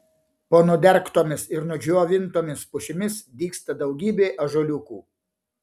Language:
Lithuanian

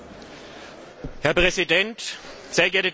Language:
German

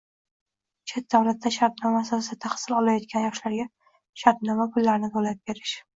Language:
Uzbek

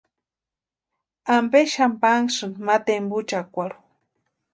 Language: Western Highland Purepecha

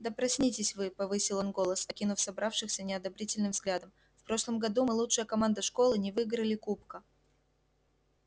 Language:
Russian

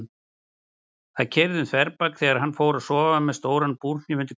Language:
Icelandic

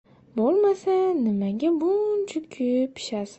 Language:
Uzbek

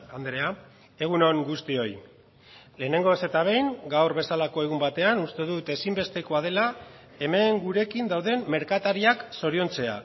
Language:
Basque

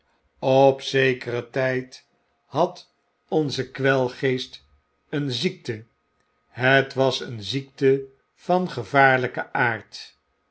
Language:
Dutch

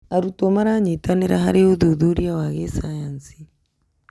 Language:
Kikuyu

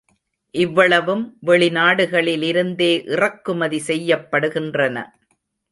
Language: Tamil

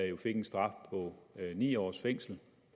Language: Danish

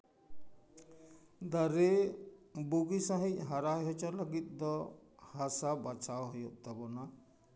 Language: Santali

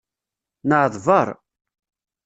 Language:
Kabyle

